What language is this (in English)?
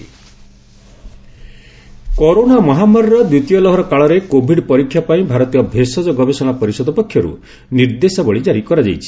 Odia